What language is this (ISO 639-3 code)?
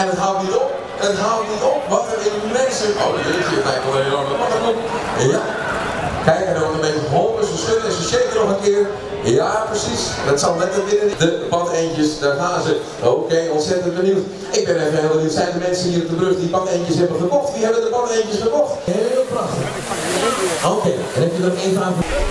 nld